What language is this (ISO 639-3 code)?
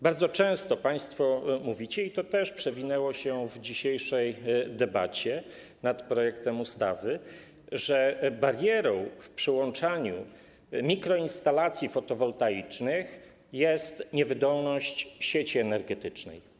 pol